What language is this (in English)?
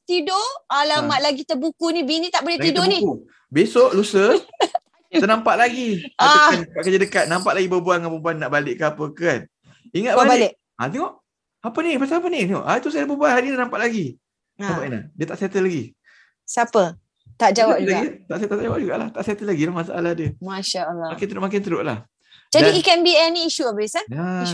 Malay